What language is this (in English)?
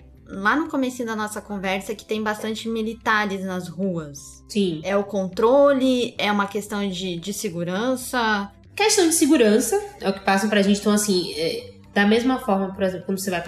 Portuguese